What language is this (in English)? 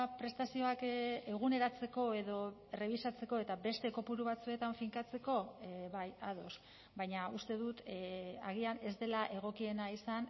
Basque